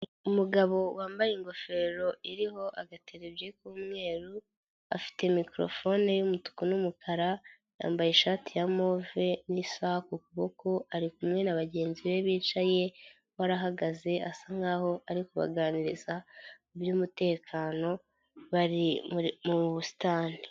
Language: Kinyarwanda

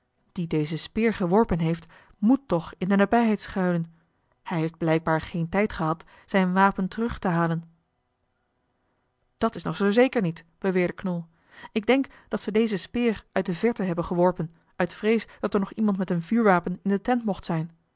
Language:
Dutch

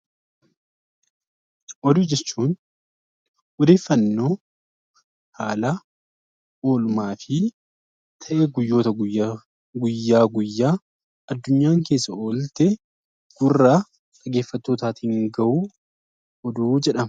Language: Oromo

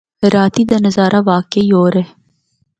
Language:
Northern Hindko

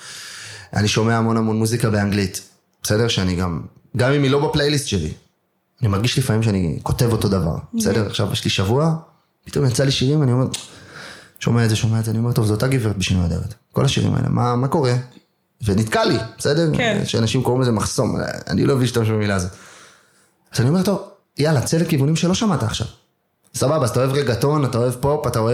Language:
Hebrew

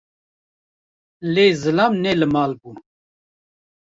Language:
Kurdish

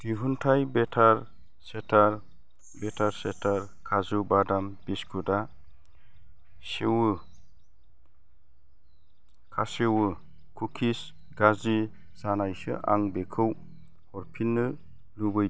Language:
Bodo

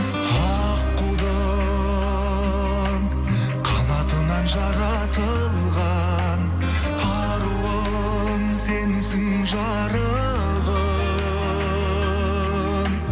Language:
Kazakh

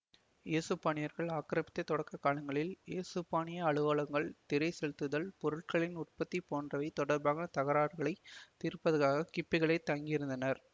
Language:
Tamil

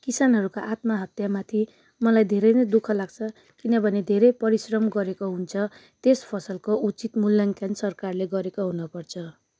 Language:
Nepali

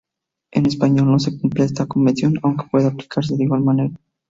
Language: Spanish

